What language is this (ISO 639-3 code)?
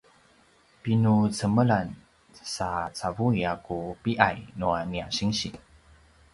pwn